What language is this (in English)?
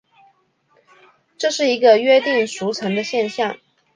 Chinese